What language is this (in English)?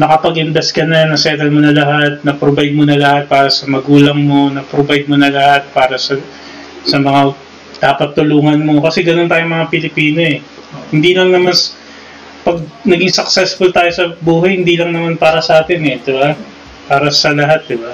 Filipino